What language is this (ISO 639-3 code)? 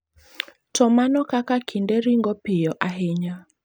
luo